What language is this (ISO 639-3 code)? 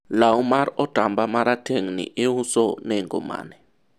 luo